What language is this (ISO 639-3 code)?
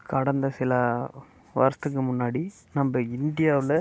tam